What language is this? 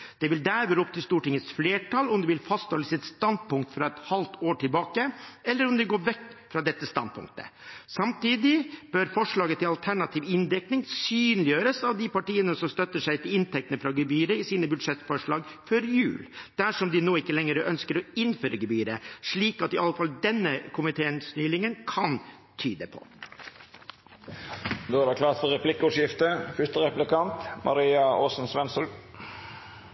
Norwegian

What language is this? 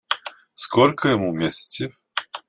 Russian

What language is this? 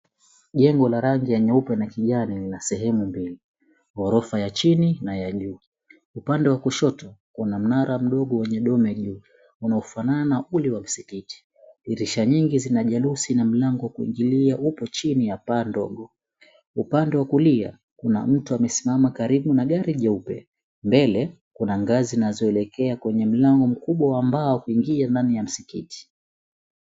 Swahili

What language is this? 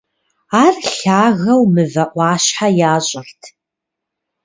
Kabardian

